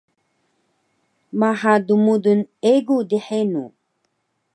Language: Taroko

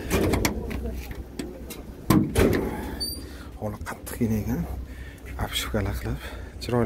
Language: Turkish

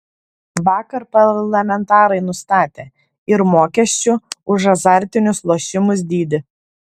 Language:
Lithuanian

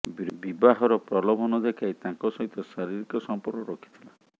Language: Odia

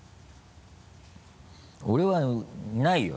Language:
Japanese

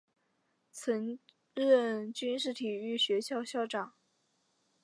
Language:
Chinese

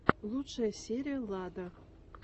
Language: Russian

